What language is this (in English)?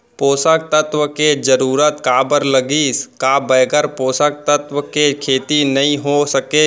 Chhattisgarhi